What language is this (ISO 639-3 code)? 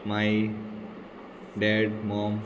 kok